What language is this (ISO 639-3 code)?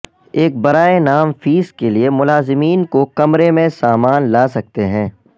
urd